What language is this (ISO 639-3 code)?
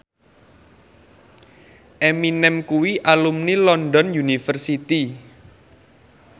jav